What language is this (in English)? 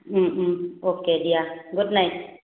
Assamese